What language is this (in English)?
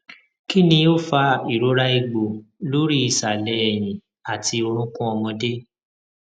Yoruba